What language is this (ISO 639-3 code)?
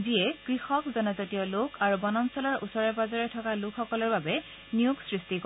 asm